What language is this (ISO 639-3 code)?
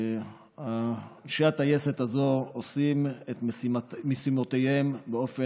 heb